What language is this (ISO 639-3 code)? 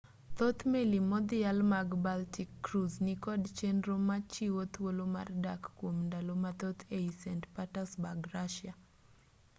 luo